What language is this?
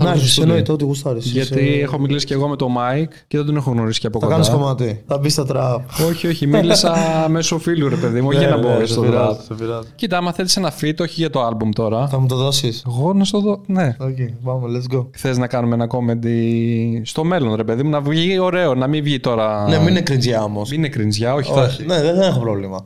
Greek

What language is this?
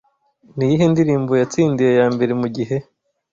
Kinyarwanda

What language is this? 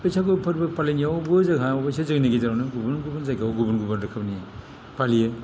Bodo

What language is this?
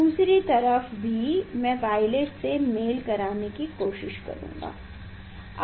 Hindi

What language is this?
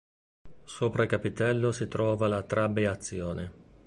Italian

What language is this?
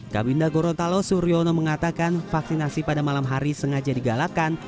Indonesian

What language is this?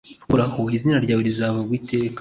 Kinyarwanda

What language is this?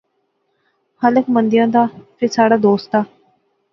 Pahari-Potwari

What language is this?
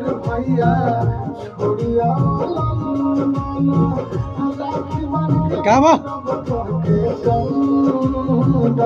Bangla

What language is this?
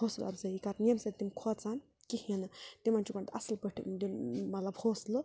Kashmiri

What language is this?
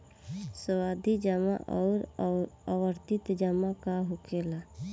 Bhojpuri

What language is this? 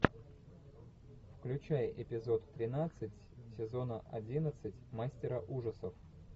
Russian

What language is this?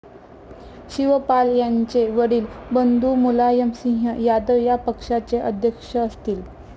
Marathi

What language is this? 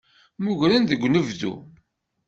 Kabyle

